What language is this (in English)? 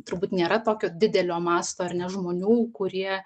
Lithuanian